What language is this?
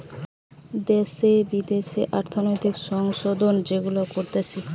Bangla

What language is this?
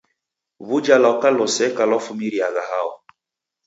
Taita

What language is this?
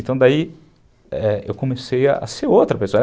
Portuguese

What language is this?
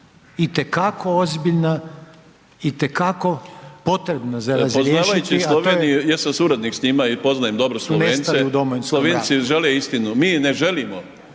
Croatian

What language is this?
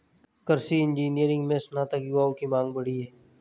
Hindi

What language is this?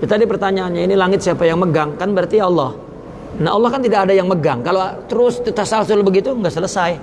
Indonesian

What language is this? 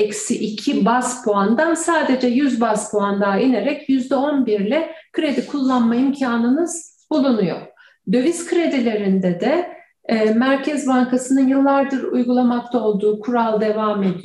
Turkish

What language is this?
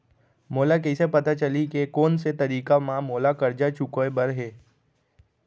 Chhattisgarhi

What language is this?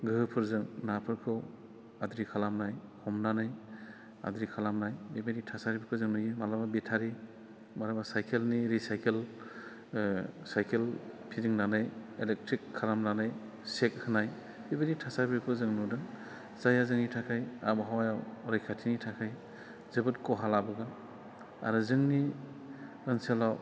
Bodo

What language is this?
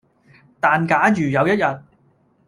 Cantonese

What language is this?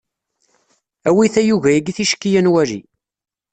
Kabyle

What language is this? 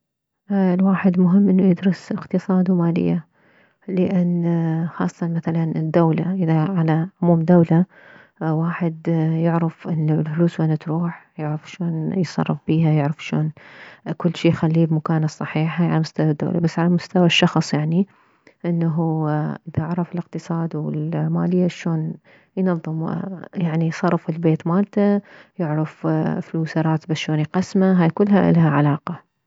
Mesopotamian Arabic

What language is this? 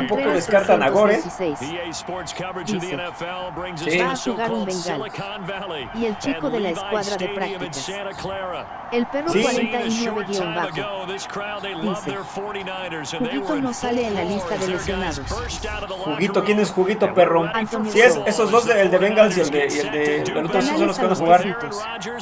Spanish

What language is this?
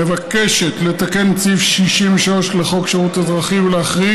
Hebrew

